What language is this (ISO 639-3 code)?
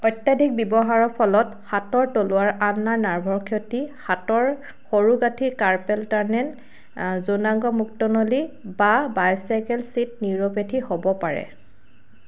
asm